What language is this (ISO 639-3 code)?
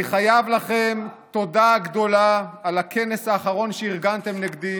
heb